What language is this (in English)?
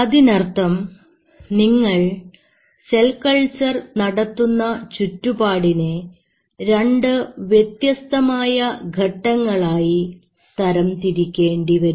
Malayalam